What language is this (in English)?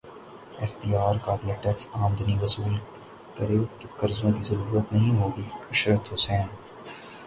Urdu